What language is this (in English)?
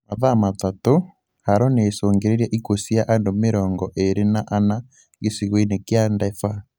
Kikuyu